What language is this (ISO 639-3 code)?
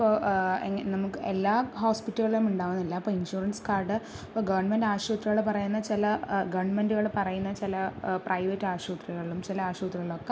mal